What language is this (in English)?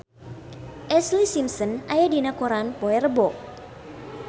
Sundanese